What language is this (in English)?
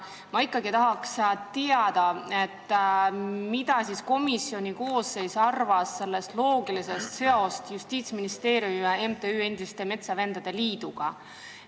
Estonian